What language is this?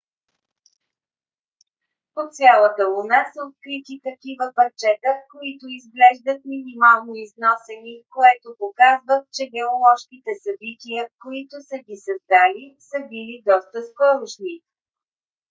Bulgarian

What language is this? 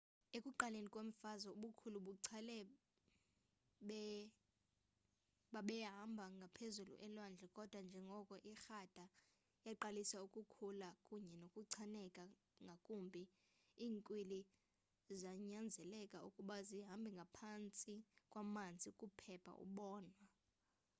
Xhosa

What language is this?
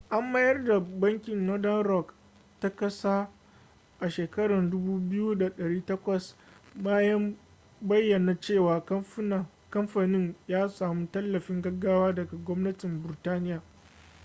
Hausa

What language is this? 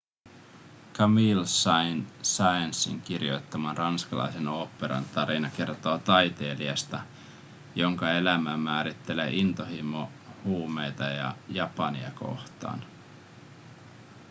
Finnish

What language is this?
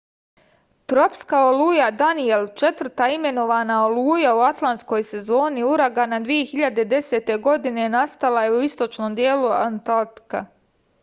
Serbian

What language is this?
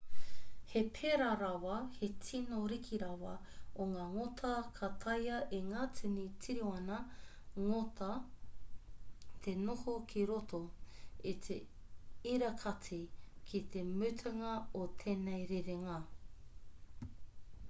Māori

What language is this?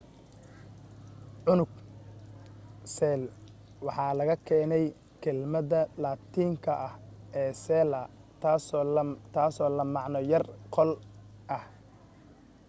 Somali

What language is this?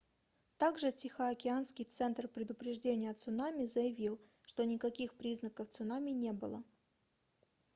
Russian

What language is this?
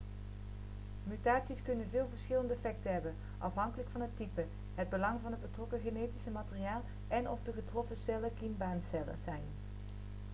Dutch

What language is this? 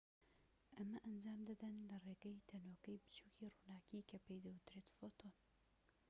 Central Kurdish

